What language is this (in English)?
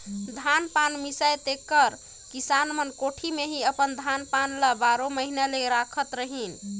Chhattisgarhi